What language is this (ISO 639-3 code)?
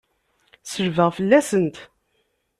kab